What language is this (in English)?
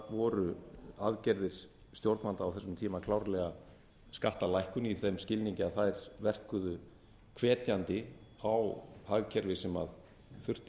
Icelandic